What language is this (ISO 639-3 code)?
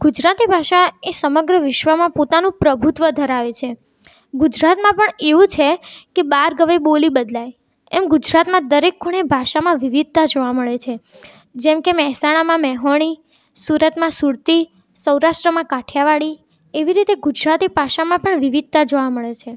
guj